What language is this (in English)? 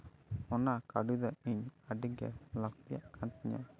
Santali